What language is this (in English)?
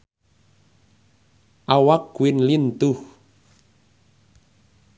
Sundanese